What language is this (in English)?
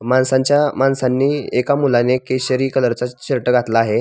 Marathi